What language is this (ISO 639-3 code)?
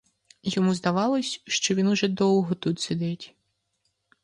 ukr